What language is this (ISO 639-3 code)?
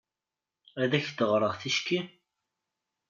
kab